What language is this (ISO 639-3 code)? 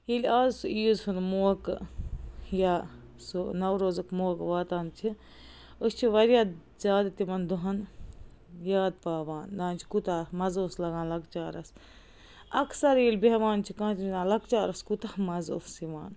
kas